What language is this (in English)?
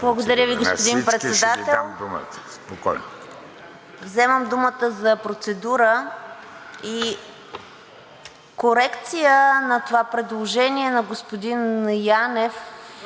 Bulgarian